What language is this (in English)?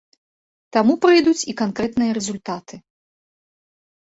Belarusian